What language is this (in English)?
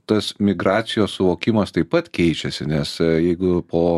Lithuanian